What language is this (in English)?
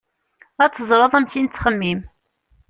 Kabyle